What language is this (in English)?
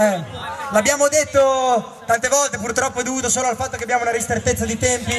Italian